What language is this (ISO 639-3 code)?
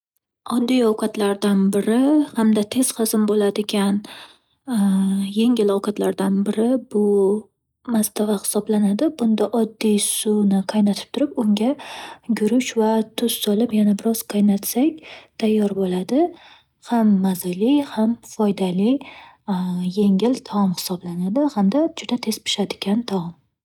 uzb